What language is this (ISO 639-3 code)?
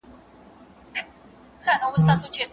pus